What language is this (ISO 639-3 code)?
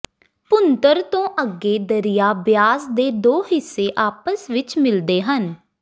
pan